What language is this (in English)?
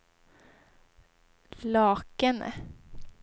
Swedish